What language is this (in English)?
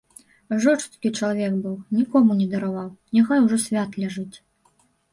Belarusian